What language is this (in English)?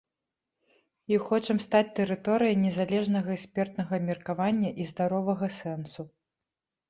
Belarusian